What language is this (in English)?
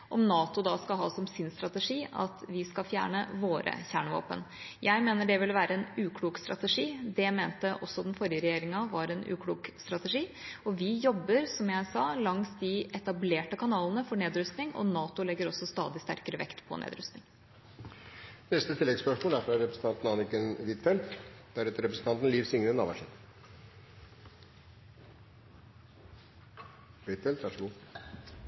Norwegian